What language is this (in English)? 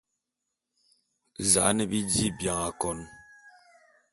Bulu